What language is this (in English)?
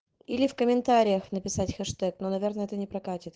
Russian